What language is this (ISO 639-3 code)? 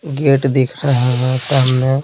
hin